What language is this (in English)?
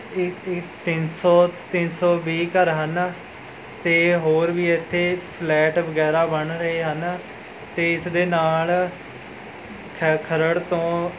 Punjabi